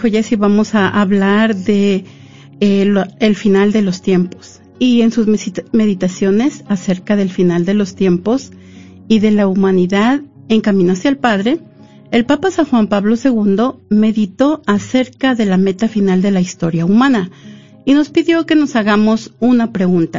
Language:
Spanish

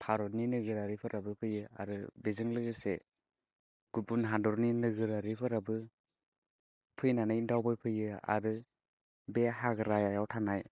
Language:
Bodo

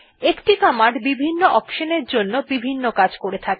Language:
Bangla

